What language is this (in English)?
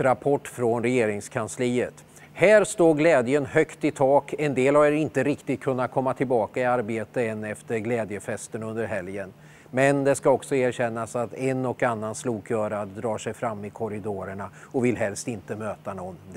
Swedish